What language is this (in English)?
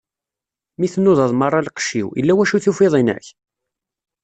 Kabyle